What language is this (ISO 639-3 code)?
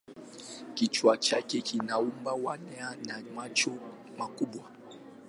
swa